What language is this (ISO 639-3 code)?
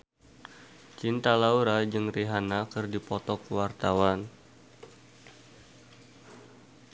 sun